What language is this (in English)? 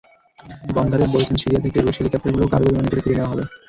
Bangla